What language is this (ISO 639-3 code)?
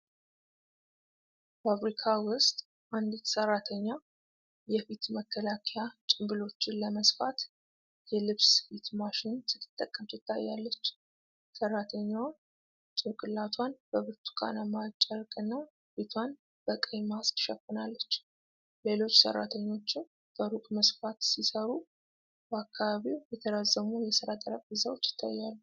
amh